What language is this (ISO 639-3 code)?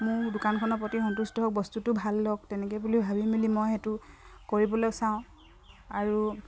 asm